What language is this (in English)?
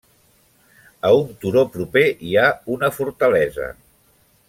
Catalan